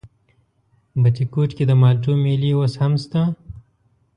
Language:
Pashto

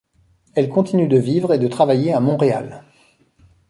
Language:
French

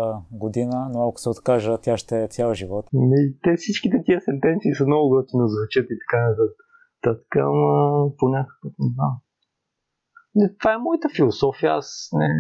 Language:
Bulgarian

